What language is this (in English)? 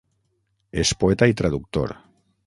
Catalan